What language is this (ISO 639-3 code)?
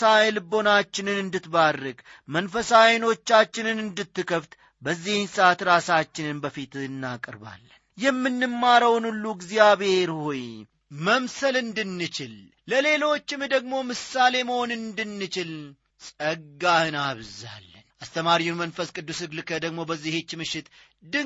amh